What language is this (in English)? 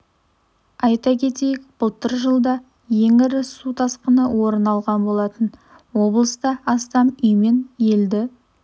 Kazakh